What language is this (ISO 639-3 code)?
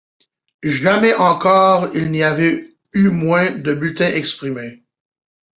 fra